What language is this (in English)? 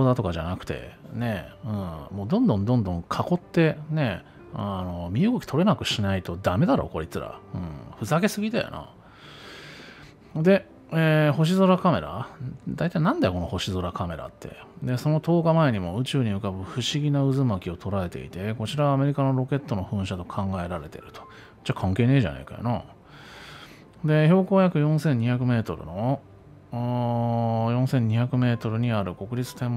Japanese